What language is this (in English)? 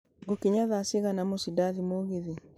Kikuyu